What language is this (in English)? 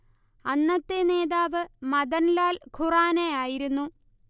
Malayalam